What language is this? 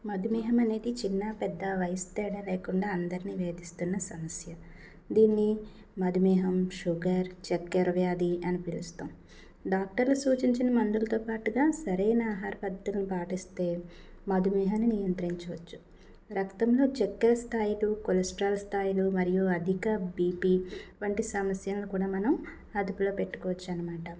Telugu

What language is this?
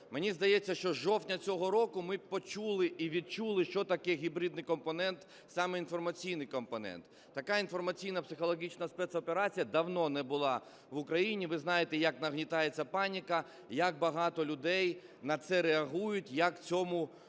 Ukrainian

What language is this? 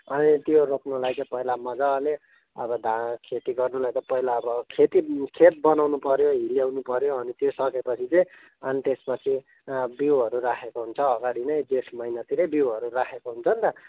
Nepali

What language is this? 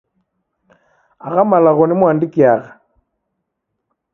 Taita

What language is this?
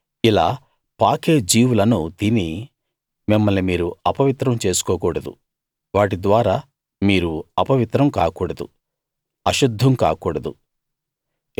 Telugu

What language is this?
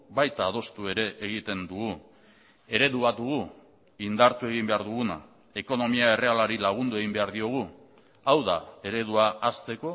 Basque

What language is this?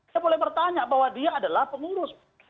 Indonesian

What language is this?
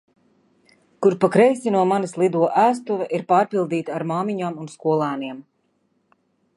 Latvian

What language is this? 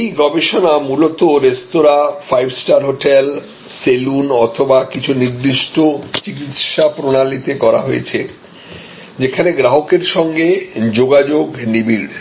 Bangla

